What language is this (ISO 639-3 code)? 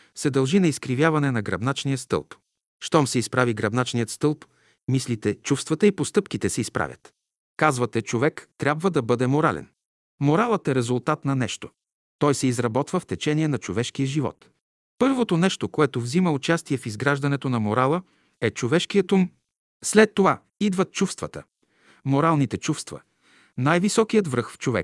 bul